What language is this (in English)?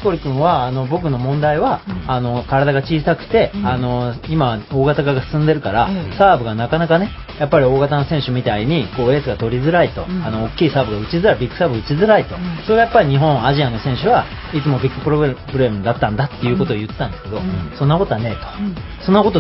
Japanese